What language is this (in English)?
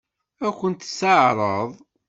Kabyle